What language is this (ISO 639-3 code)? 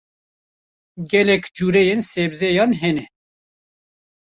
kur